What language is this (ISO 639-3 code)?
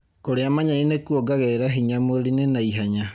kik